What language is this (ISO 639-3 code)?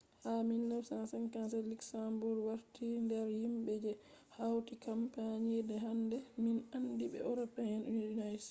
ful